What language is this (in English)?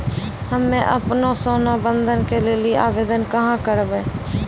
Maithili